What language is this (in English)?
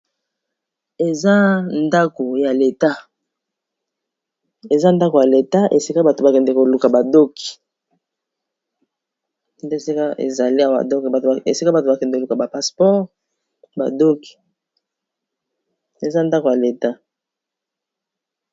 Lingala